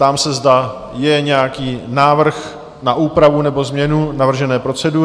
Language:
Czech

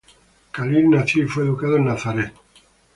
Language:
Spanish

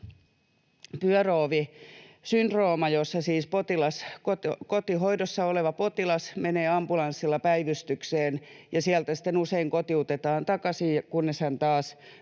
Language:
Finnish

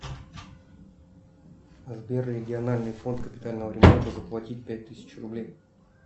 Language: Russian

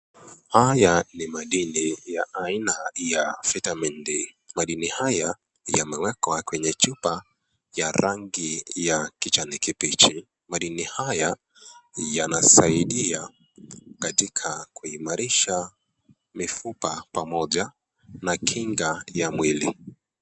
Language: Swahili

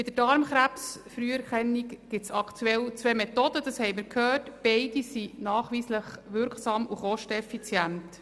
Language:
Swiss German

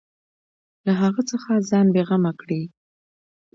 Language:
Pashto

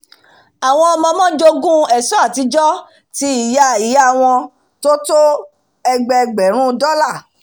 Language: Yoruba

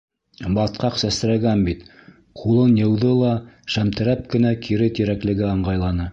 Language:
Bashkir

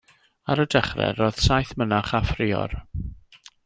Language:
Welsh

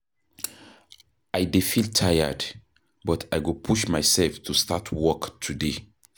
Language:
Nigerian Pidgin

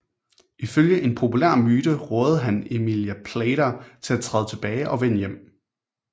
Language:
Danish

